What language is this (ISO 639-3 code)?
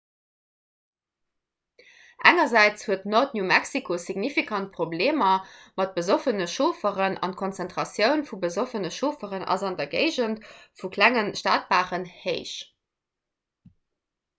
ltz